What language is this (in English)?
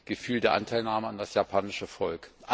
German